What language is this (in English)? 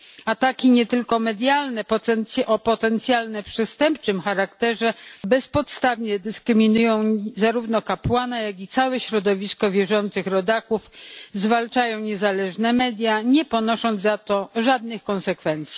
Polish